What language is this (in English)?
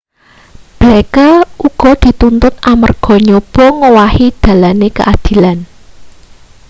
Javanese